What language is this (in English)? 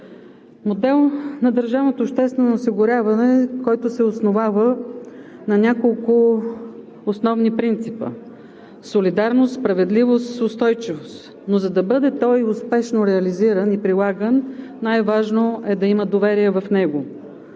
Bulgarian